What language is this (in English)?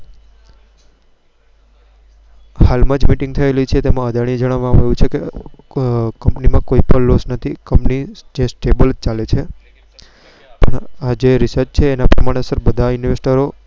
Gujarati